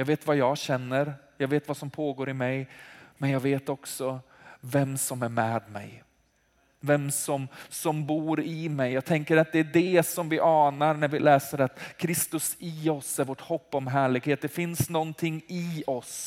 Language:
Swedish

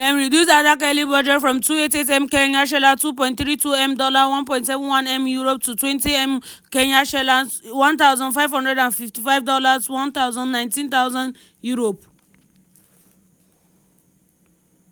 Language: Nigerian Pidgin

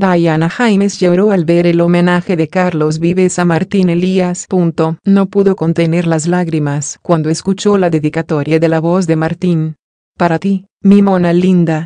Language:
Spanish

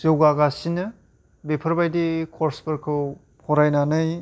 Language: Bodo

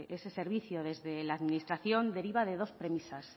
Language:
Spanish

